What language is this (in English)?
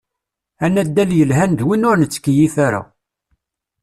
Kabyle